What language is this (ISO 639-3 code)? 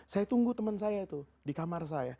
ind